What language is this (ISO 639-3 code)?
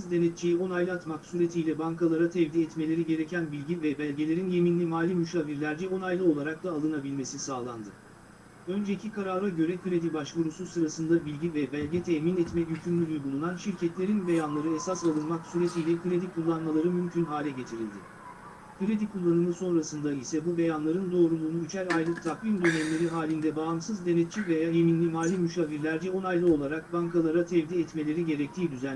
tur